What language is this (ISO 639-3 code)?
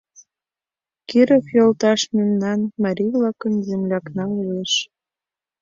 chm